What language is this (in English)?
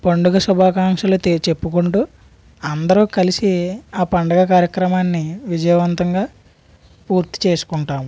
Telugu